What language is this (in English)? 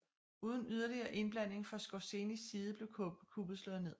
Danish